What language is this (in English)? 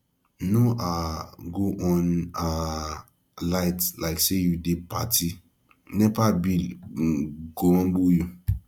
Nigerian Pidgin